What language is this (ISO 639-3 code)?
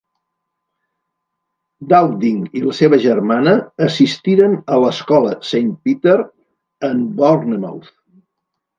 cat